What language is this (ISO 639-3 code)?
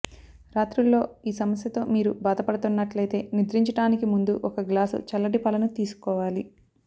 tel